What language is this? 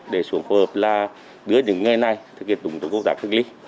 Vietnamese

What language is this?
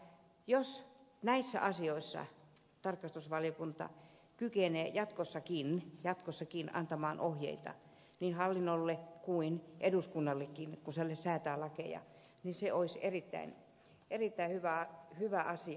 Finnish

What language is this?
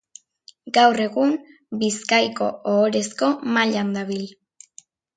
Basque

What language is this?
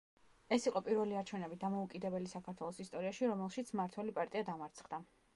Georgian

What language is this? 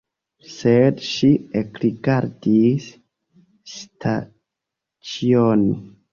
Esperanto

